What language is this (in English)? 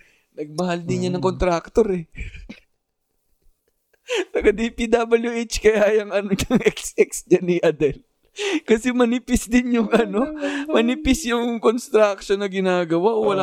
Filipino